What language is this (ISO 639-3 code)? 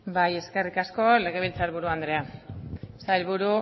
eus